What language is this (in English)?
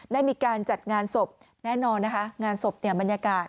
Thai